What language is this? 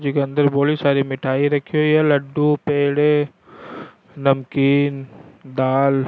Rajasthani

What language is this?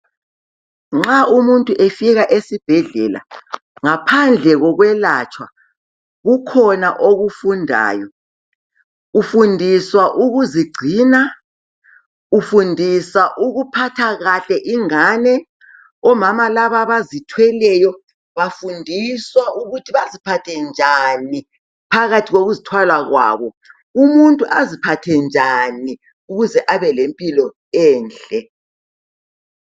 North Ndebele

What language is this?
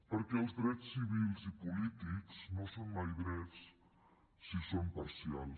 Catalan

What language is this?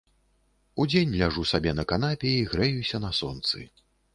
Belarusian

